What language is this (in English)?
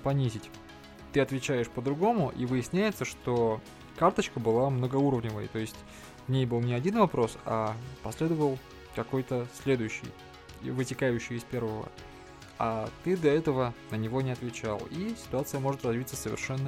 Russian